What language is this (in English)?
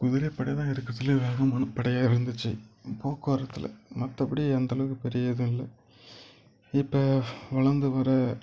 Tamil